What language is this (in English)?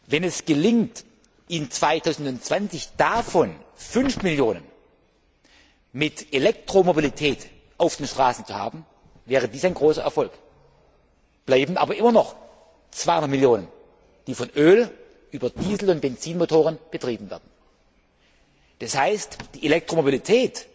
German